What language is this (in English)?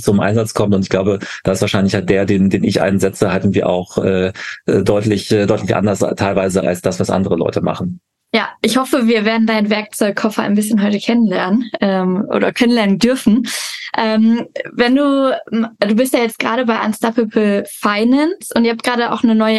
German